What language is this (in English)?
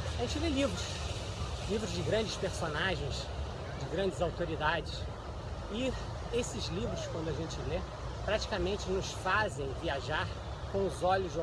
Portuguese